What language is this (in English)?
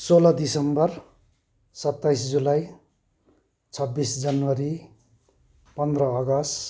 Nepali